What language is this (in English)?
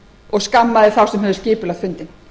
Icelandic